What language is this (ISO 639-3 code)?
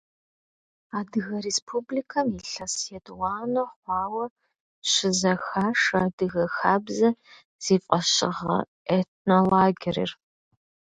kbd